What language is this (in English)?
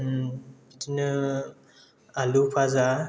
Bodo